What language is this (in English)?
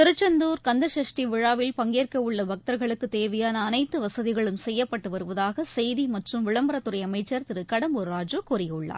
Tamil